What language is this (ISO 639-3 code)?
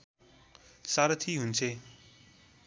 nep